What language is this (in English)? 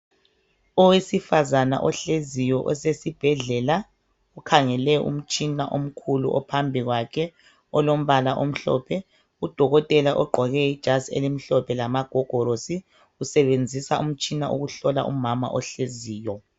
North Ndebele